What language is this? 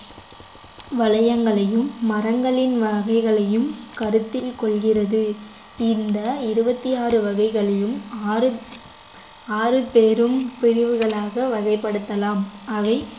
Tamil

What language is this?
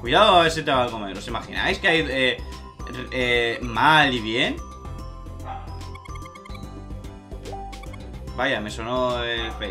Spanish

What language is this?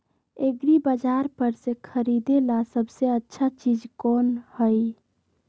Magahi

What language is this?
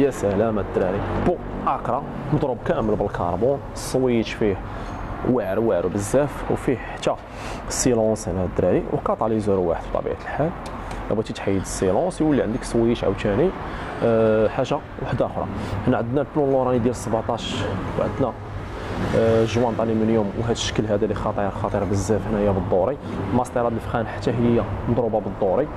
Arabic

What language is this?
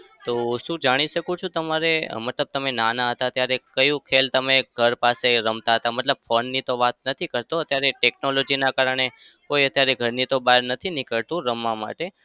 Gujarati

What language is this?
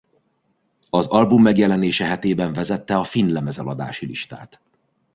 Hungarian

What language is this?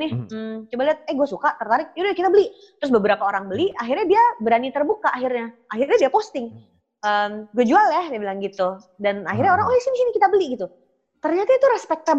Indonesian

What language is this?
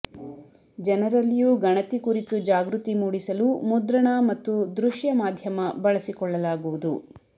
Kannada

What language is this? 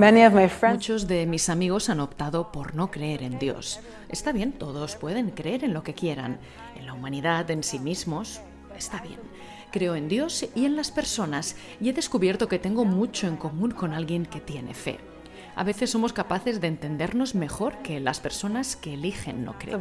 Spanish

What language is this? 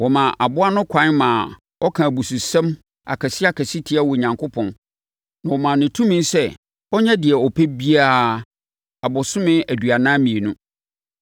Akan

